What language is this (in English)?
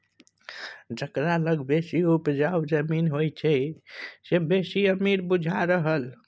Maithili